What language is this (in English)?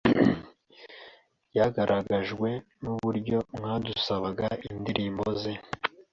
Kinyarwanda